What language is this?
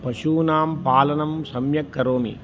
Sanskrit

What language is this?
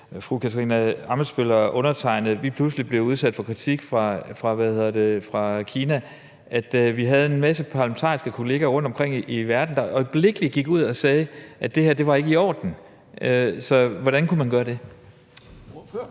Danish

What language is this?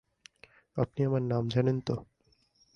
Bangla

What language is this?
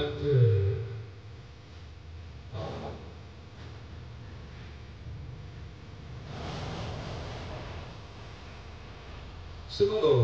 Indonesian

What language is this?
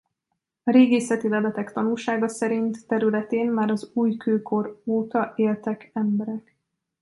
Hungarian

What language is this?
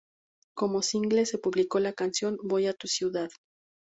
Spanish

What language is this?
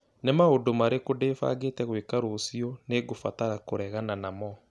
Kikuyu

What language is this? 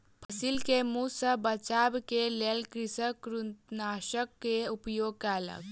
Maithili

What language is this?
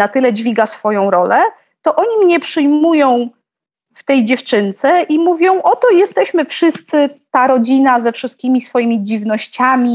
Polish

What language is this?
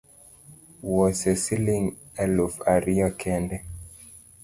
Luo (Kenya and Tanzania)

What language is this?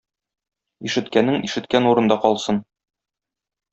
Tatar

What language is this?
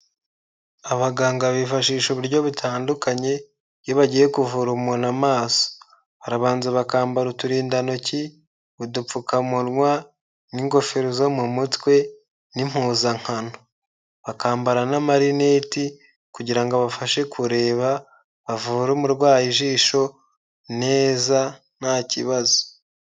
Kinyarwanda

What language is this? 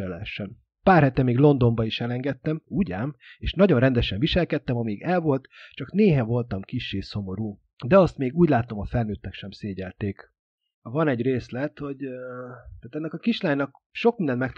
Hungarian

